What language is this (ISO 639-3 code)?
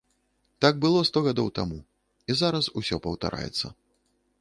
bel